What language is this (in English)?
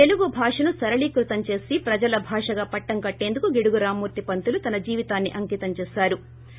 Telugu